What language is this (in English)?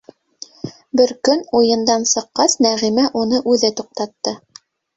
Bashkir